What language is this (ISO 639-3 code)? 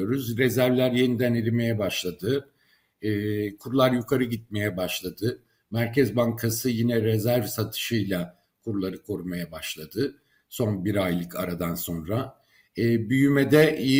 tur